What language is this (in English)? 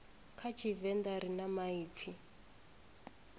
Venda